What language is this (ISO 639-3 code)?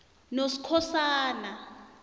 nbl